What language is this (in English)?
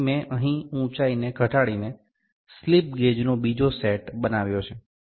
Gujarati